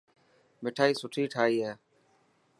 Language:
Dhatki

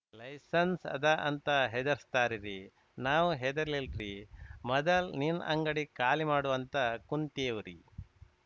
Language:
Kannada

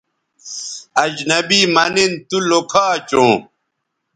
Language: Bateri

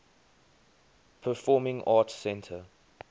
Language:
English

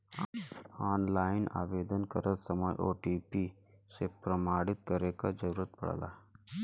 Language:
Bhojpuri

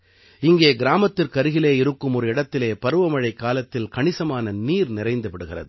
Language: Tamil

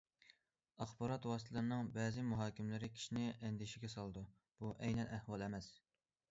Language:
Uyghur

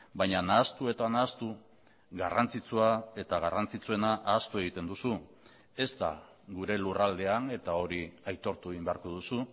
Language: Basque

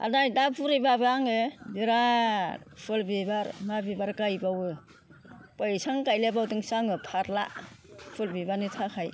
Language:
Bodo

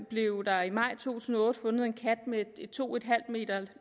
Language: Danish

